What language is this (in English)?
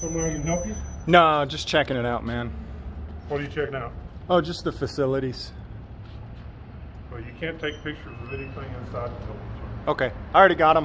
English